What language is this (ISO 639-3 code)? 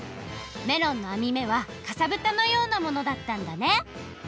jpn